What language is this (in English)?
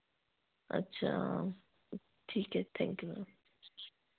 Hindi